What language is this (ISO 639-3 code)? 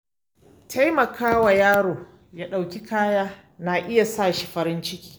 hau